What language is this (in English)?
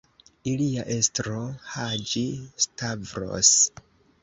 Esperanto